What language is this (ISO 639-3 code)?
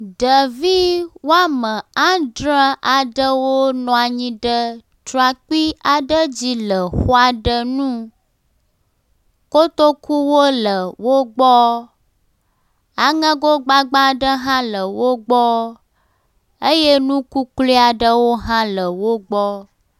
ewe